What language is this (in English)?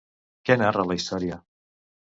Catalan